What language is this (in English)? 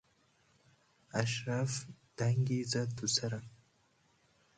Persian